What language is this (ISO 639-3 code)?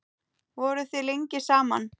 isl